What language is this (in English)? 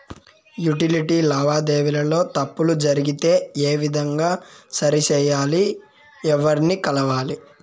Telugu